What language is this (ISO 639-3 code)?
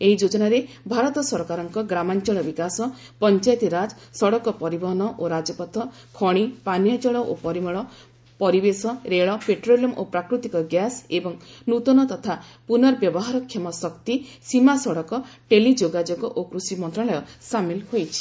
ori